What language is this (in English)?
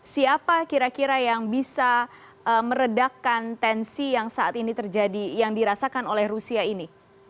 Indonesian